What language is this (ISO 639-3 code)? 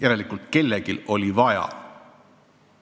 est